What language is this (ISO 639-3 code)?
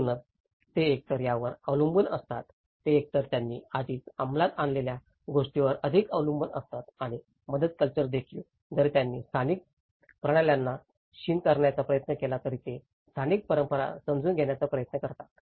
mar